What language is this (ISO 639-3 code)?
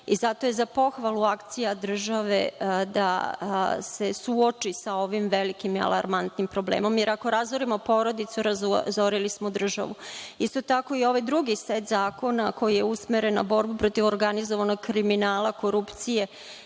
srp